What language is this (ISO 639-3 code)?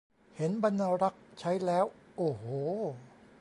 tha